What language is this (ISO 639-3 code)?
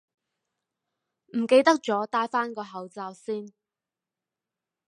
yue